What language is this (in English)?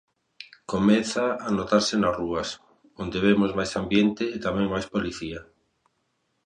Galician